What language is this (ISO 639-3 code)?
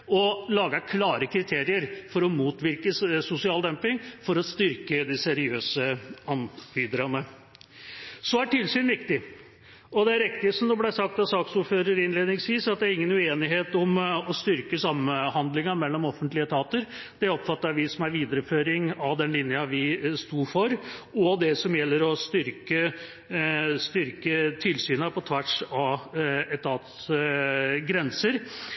nob